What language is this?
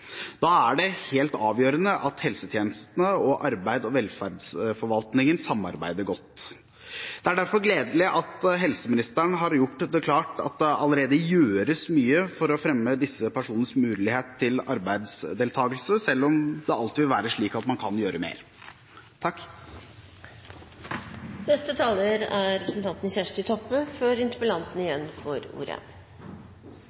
Norwegian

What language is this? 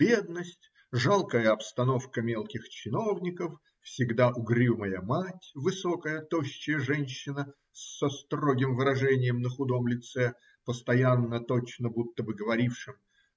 Russian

